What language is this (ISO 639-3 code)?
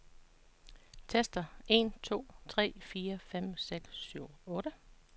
dan